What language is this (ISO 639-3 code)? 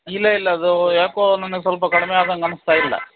kan